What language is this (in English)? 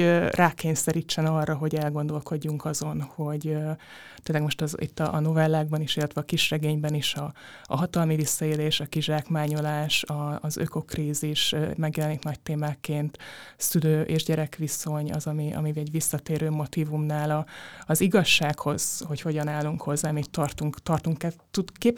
Hungarian